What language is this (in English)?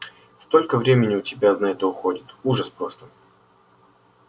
Russian